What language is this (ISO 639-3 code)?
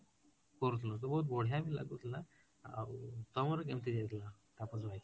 ori